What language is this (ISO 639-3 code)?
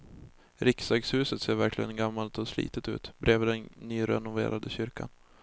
swe